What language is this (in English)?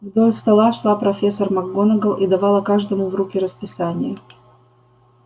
Russian